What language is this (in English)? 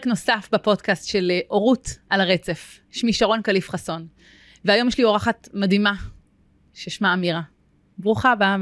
Hebrew